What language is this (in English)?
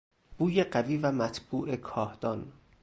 Persian